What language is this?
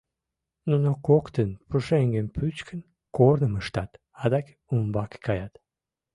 Mari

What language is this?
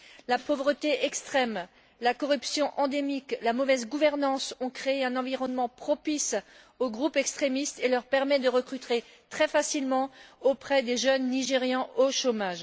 French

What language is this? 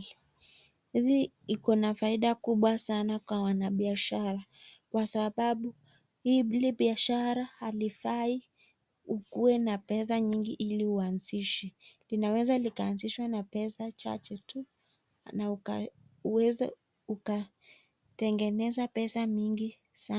Swahili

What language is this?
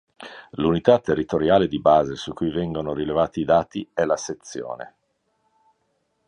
Italian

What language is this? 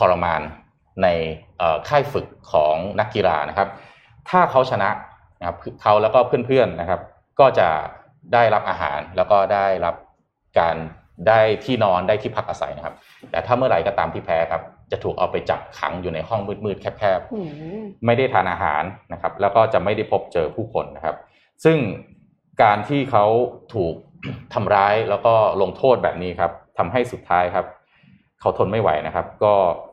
Thai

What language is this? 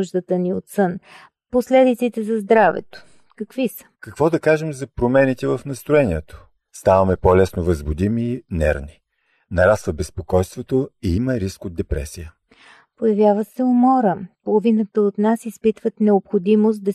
Bulgarian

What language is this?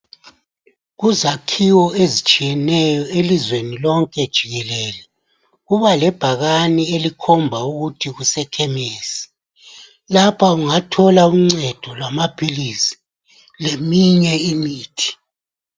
North Ndebele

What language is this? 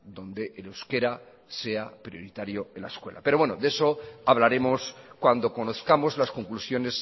Spanish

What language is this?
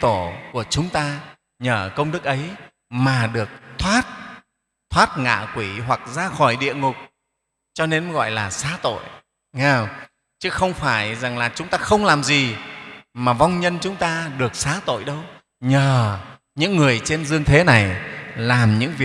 Vietnamese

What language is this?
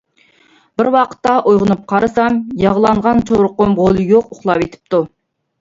Uyghur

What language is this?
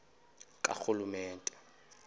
Xhosa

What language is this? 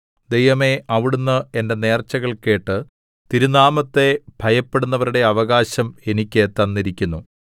Malayalam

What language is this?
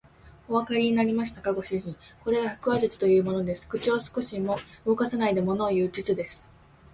Japanese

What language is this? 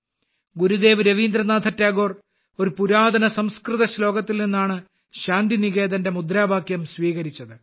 Malayalam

